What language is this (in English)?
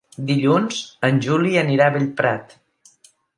Catalan